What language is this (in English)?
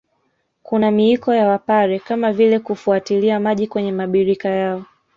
Swahili